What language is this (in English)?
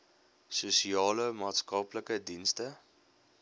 Afrikaans